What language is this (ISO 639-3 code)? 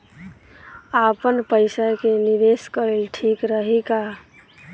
bho